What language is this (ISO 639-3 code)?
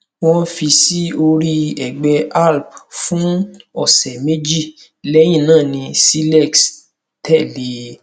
yor